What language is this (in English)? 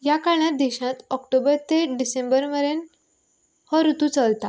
Konkani